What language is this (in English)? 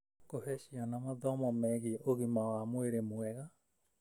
Kikuyu